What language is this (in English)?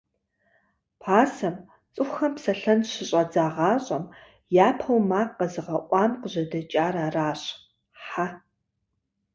Kabardian